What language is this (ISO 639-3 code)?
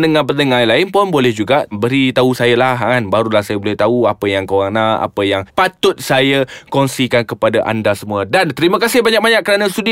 msa